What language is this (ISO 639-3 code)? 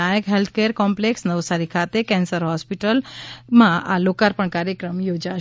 guj